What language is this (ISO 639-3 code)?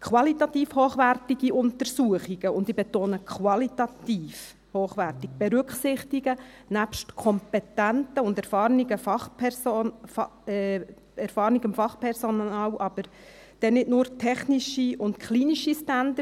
gsw